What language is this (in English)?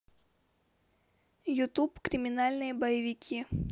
Russian